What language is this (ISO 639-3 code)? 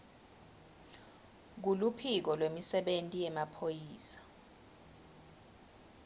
ssw